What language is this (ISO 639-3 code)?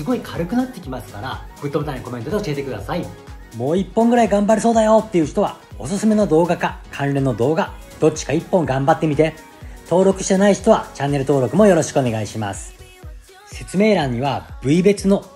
jpn